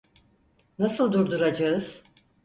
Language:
Turkish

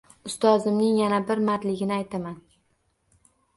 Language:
Uzbek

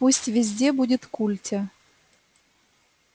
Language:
Russian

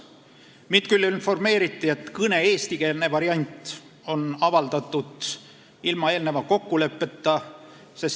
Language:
Estonian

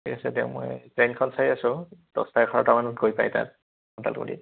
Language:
Assamese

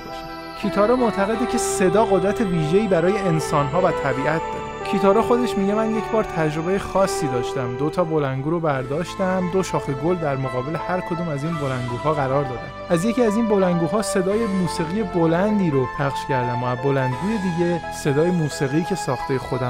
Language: Persian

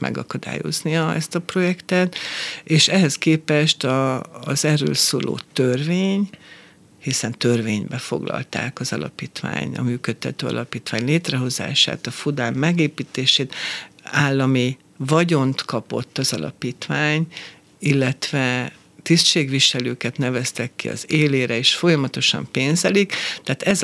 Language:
Hungarian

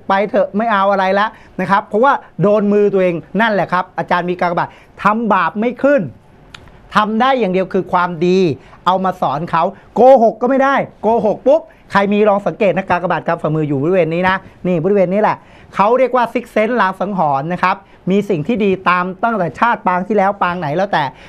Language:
Thai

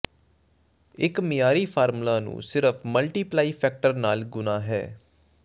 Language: Punjabi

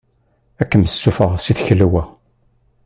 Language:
Kabyle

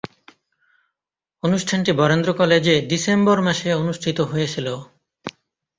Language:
Bangla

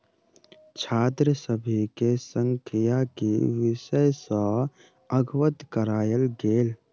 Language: Maithili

